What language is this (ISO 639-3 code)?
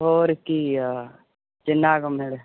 pan